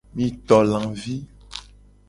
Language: Gen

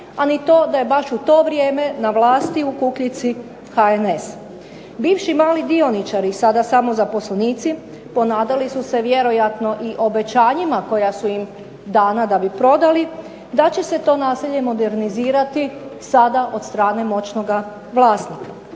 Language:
Croatian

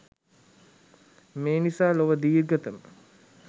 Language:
Sinhala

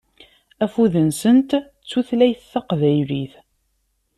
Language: Kabyle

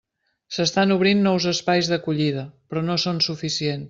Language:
Catalan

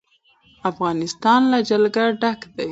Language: Pashto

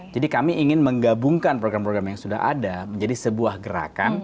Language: Indonesian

